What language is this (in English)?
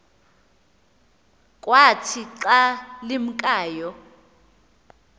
Xhosa